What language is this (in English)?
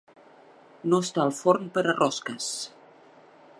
Catalan